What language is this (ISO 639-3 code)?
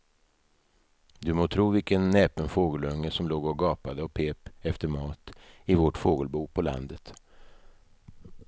swe